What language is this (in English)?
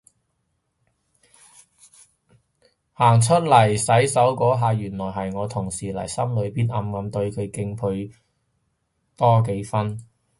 Cantonese